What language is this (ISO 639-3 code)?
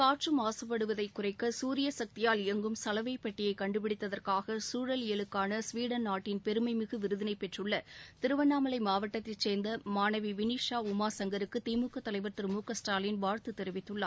tam